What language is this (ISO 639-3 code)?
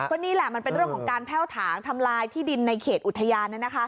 tha